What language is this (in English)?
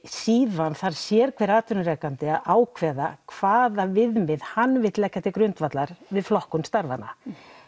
Icelandic